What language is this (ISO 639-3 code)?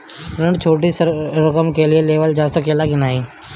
bho